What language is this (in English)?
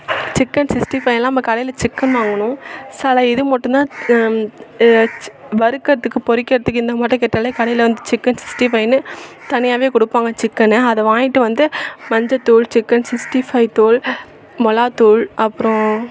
Tamil